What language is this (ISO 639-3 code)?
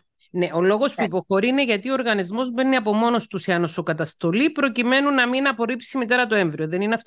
ell